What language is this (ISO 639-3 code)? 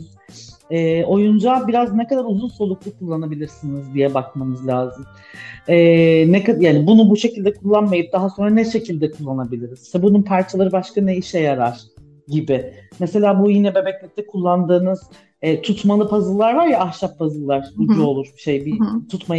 tur